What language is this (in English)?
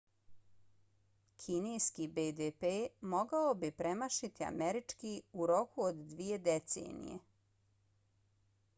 Bosnian